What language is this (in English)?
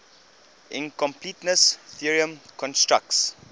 English